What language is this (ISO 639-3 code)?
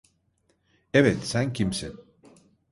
tur